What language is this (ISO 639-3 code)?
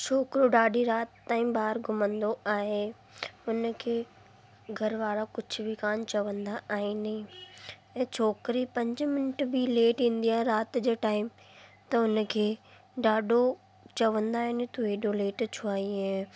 snd